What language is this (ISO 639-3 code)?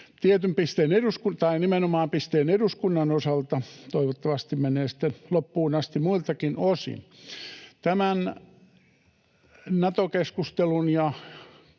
fin